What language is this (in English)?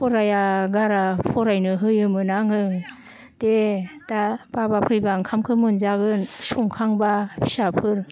Bodo